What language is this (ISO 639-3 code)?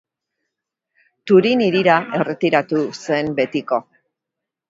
eus